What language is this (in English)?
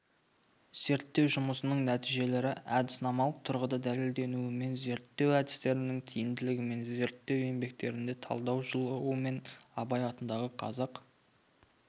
Kazakh